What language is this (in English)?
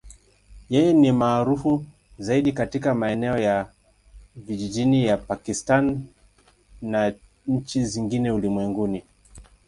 Swahili